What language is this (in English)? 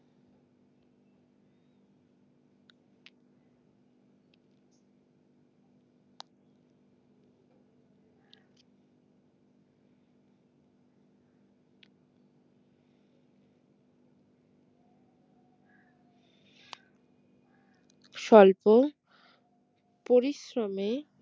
Bangla